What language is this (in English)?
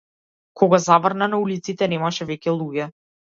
Macedonian